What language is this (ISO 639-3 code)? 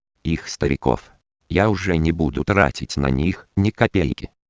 rus